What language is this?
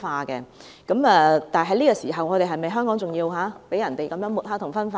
Cantonese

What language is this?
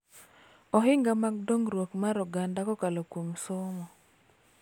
Luo (Kenya and Tanzania)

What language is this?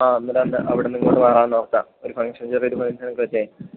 Malayalam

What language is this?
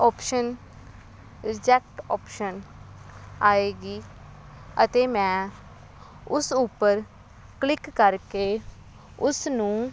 Punjabi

